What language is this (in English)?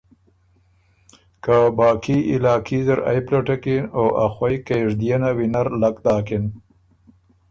Ormuri